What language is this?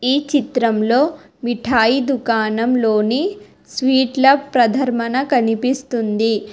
Telugu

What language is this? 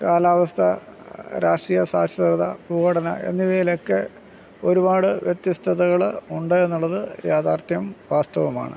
Malayalam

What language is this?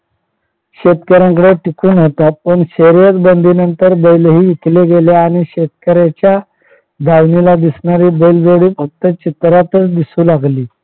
Marathi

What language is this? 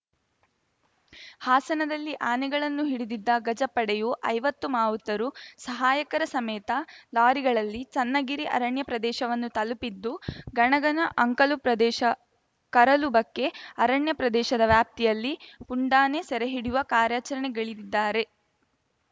Kannada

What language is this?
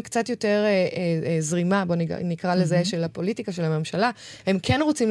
Hebrew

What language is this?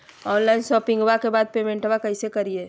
Magahi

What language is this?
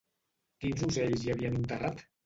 Catalan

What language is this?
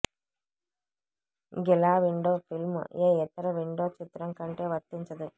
Telugu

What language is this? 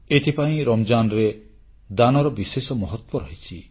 Odia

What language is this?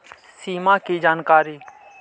Magahi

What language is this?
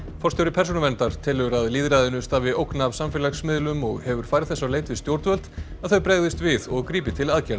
Icelandic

